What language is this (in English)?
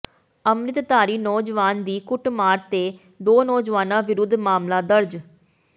Punjabi